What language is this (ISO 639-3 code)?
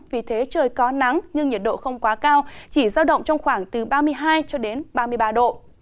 vie